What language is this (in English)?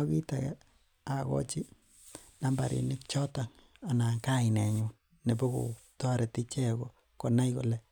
Kalenjin